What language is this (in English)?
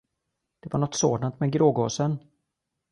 Swedish